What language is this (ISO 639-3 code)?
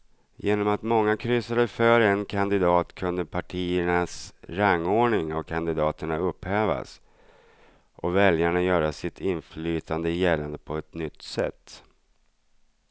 swe